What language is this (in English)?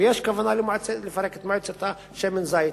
Hebrew